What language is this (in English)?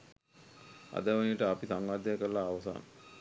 Sinhala